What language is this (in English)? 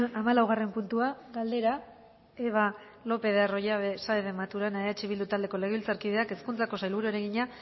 Basque